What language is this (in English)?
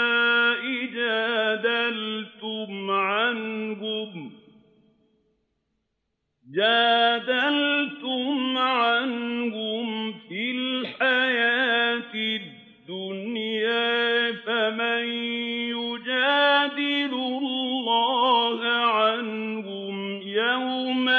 Arabic